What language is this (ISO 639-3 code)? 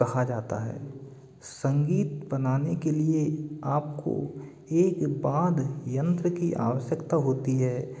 hin